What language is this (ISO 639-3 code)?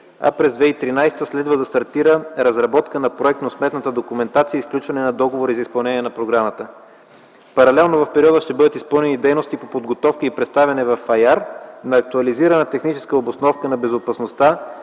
bul